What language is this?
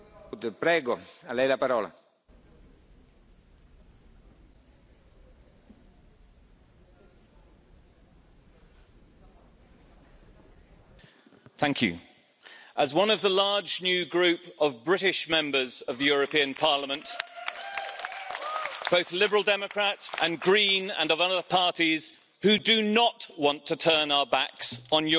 English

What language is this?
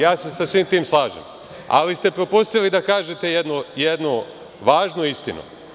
Serbian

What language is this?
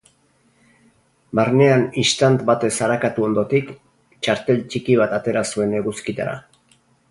Basque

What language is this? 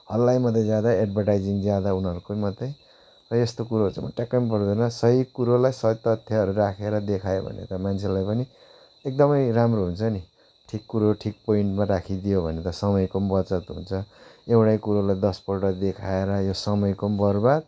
Nepali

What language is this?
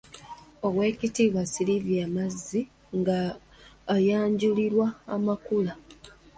Ganda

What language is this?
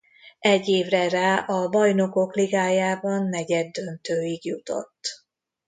Hungarian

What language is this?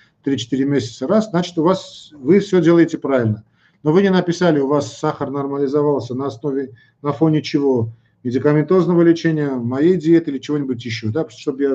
Russian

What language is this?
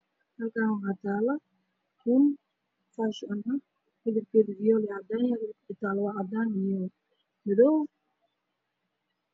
Somali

